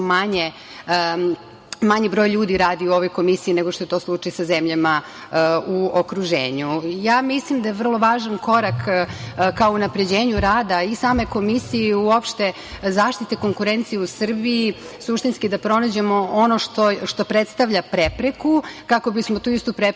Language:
Serbian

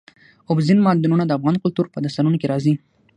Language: Pashto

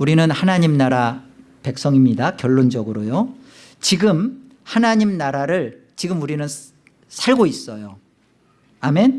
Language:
Korean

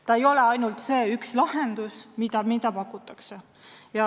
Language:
Estonian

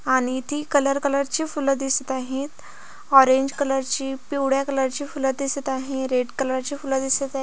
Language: Marathi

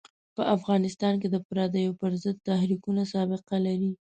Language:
Pashto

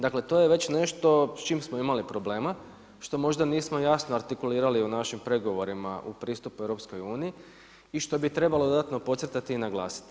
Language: Croatian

